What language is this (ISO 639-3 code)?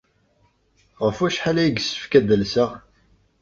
kab